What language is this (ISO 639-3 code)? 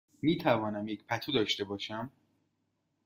fas